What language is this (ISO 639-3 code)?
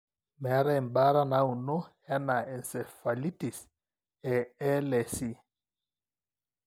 mas